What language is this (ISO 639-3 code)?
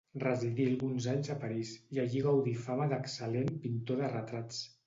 cat